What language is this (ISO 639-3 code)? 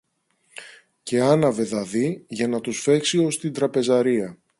ell